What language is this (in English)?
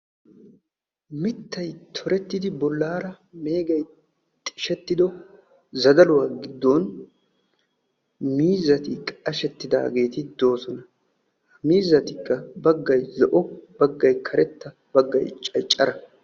Wolaytta